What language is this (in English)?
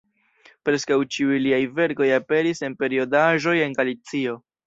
Esperanto